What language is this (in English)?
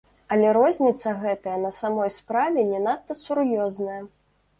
Belarusian